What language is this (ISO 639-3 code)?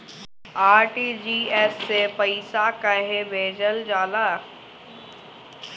bho